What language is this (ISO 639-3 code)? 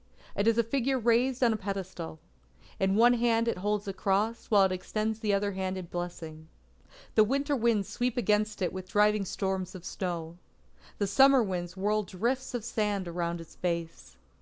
eng